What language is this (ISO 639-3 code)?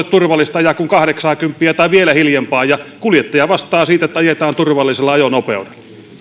fin